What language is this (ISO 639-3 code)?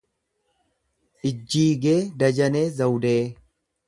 orm